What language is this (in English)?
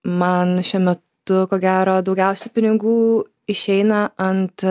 Lithuanian